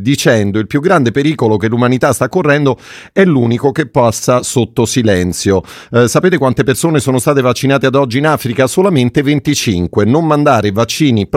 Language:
Italian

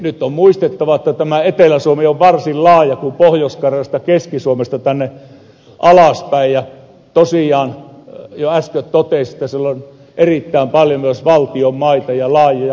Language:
Finnish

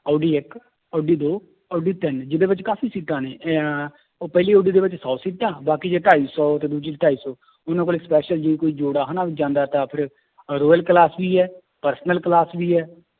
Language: Punjabi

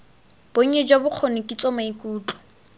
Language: Tswana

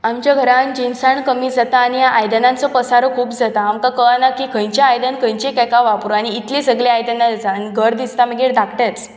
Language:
Konkani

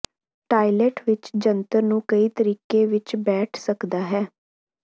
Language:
Punjabi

